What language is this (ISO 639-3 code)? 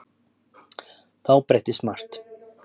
isl